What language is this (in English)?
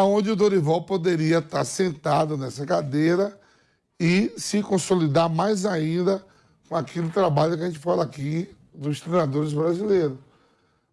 Portuguese